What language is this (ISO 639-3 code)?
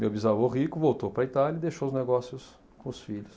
por